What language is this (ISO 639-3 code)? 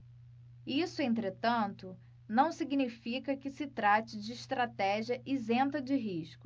por